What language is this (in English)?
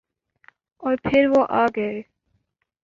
Urdu